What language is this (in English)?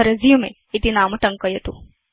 Sanskrit